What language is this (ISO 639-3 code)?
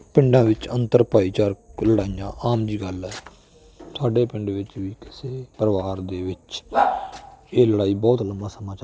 pan